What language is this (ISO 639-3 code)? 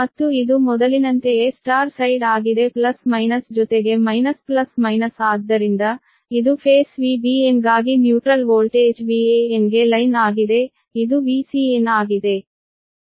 kan